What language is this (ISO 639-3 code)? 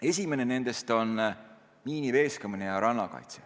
est